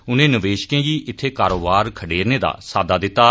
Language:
Dogri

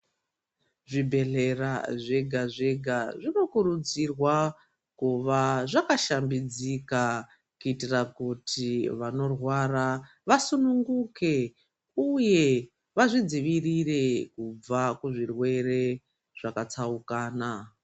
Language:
Ndau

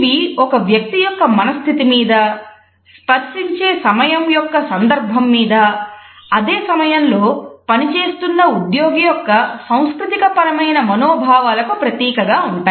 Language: Telugu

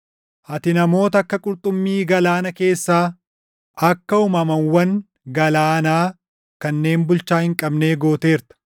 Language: Oromo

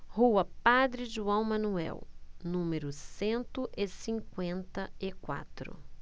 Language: Portuguese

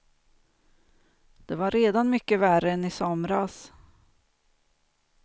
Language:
Swedish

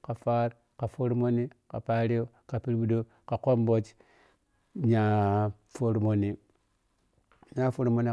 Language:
Piya-Kwonci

